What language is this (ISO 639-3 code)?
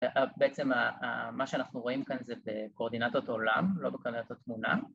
heb